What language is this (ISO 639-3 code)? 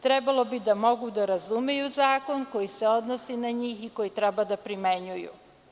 srp